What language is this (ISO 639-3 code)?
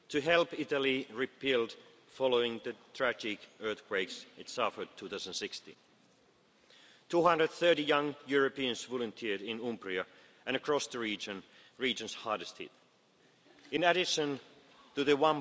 eng